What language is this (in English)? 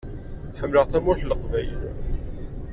Kabyle